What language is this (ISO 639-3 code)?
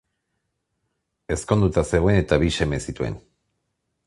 eus